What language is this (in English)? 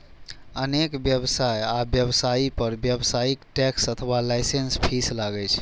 Maithili